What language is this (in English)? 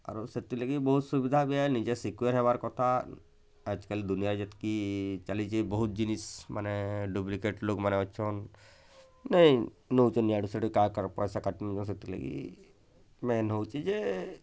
Odia